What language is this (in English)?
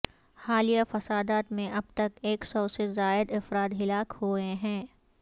Urdu